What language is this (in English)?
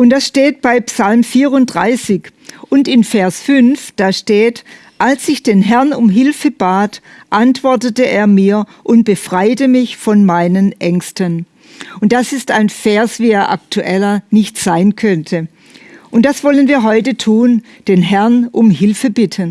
German